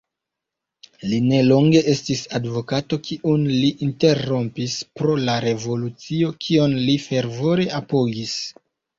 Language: Esperanto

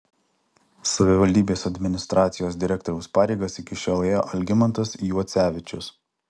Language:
Lithuanian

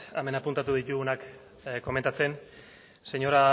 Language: Basque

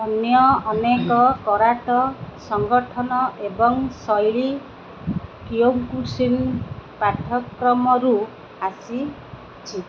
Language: Odia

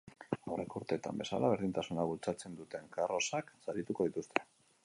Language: Basque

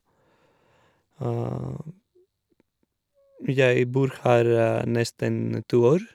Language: Norwegian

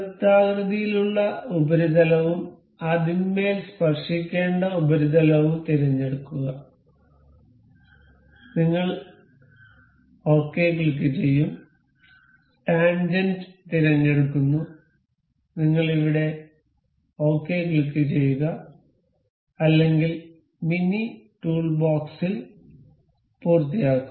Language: Malayalam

